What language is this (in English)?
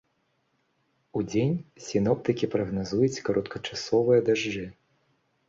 Belarusian